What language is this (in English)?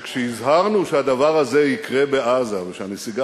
Hebrew